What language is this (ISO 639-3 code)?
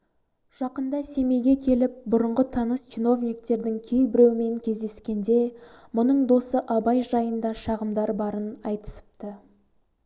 kaz